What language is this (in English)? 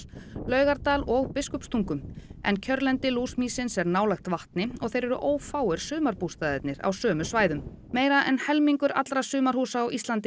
Icelandic